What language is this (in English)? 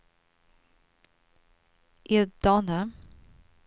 Swedish